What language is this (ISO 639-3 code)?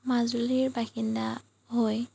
asm